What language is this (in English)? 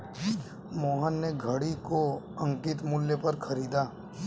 Hindi